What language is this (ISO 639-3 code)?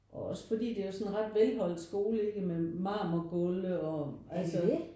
dan